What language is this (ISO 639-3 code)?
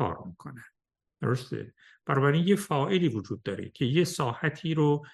fas